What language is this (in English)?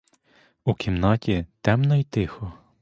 Ukrainian